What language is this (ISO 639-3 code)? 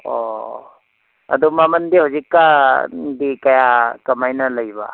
mni